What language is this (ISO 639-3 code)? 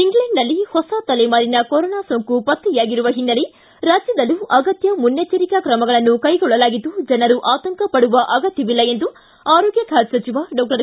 kan